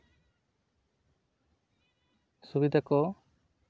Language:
Santali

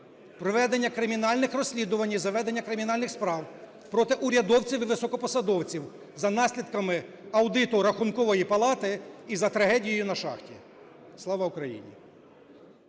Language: Ukrainian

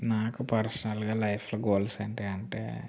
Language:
Telugu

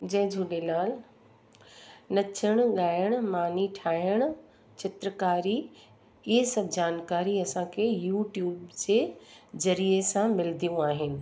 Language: Sindhi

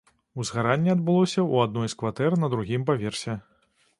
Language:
Belarusian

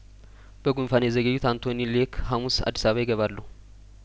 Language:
Amharic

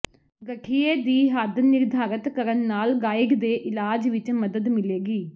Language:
Punjabi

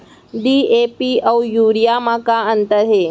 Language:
Chhattisgarhi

